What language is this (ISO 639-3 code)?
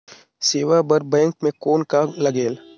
hne